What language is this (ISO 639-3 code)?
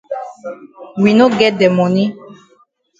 wes